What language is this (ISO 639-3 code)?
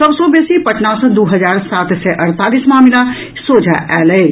mai